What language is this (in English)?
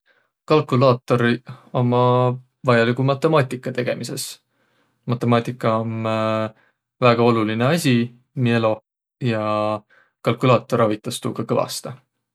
Võro